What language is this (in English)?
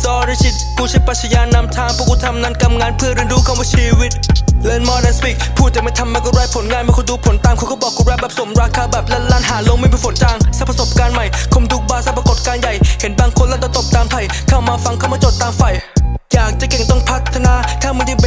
Thai